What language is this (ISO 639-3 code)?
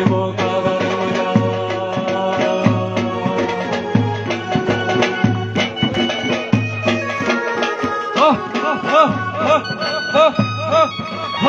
ara